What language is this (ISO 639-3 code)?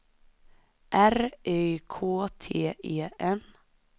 swe